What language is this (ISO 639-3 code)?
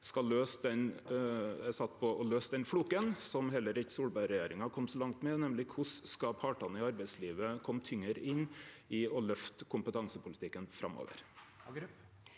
nor